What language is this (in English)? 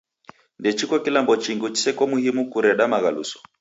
Taita